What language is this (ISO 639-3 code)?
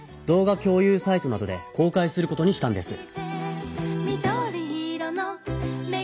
jpn